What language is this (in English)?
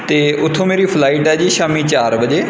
Punjabi